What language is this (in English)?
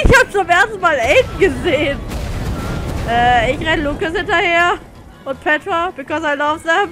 German